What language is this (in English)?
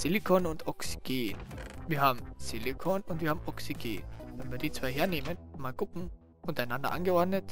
German